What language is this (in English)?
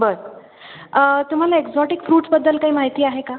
Marathi